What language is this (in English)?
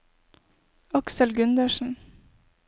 Norwegian